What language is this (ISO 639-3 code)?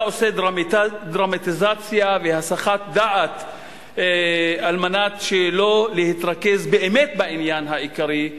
heb